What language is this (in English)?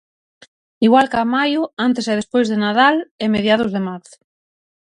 Galician